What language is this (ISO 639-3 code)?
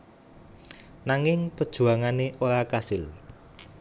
jav